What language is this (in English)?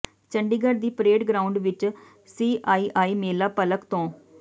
Punjabi